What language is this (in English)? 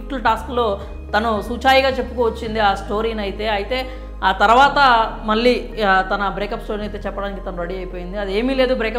Telugu